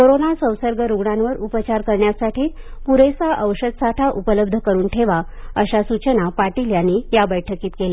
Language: Marathi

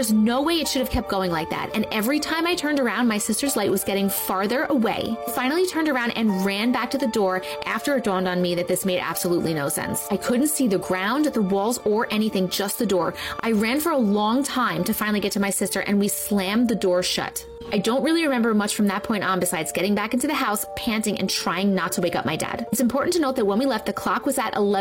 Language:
English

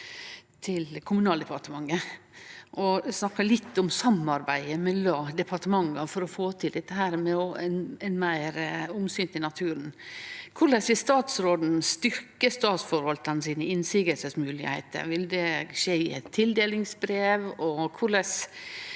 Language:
Norwegian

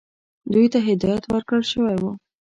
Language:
Pashto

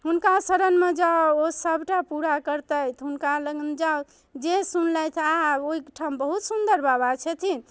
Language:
Maithili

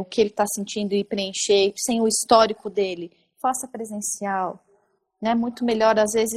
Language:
Portuguese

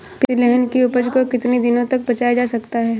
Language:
Hindi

